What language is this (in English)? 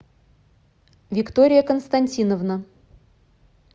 Russian